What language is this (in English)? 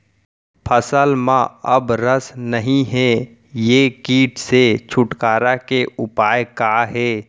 Chhattisgarhi